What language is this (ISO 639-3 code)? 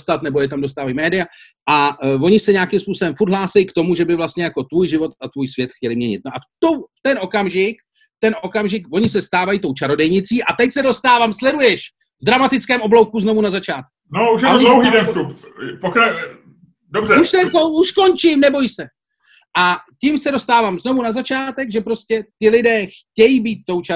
ces